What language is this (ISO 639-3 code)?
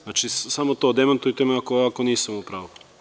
srp